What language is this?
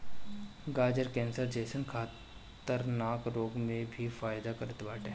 Bhojpuri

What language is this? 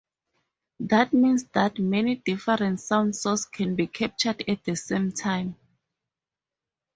English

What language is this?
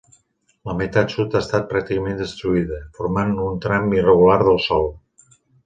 Catalan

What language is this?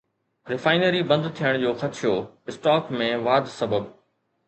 Sindhi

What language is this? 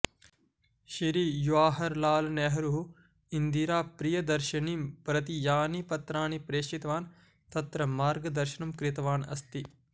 Sanskrit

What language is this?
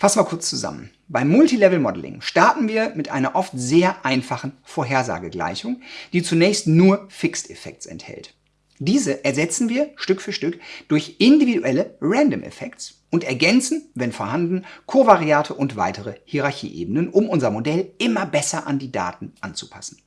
German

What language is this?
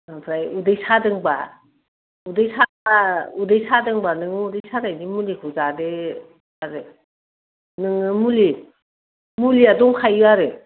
Bodo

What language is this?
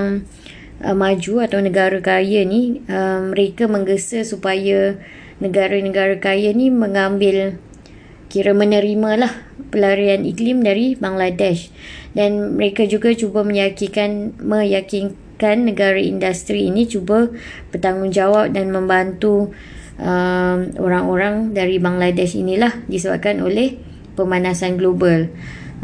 Malay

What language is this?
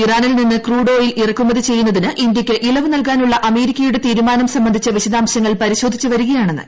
Malayalam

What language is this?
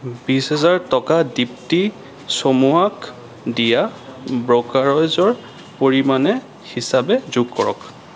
Assamese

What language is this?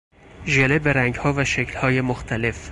Persian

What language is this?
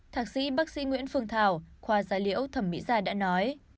Vietnamese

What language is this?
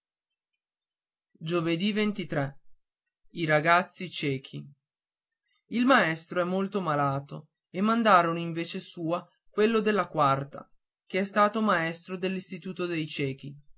Italian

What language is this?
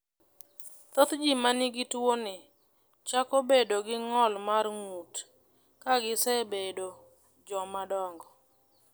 Luo (Kenya and Tanzania)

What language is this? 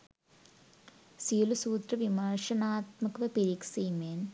Sinhala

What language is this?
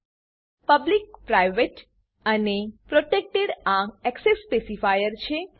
Gujarati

